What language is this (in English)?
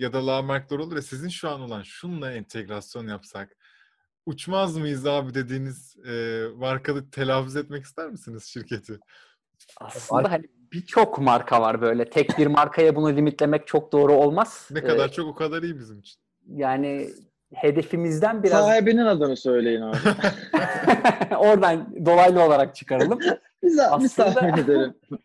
Turkish